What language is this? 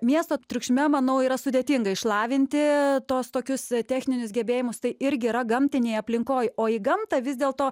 Lithuanian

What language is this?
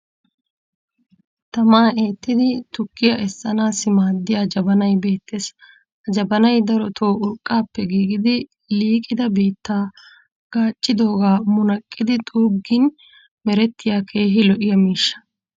Wolaytta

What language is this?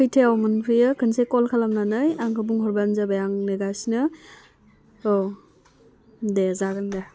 Bodo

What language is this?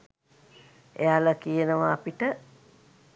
Sinhala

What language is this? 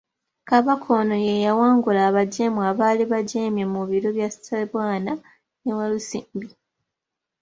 Ganda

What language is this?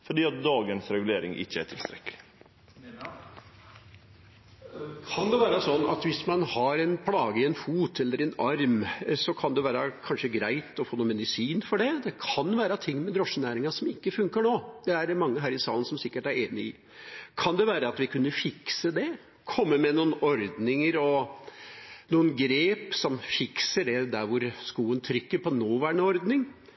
Norwegian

